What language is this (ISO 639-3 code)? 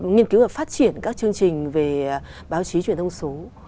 vie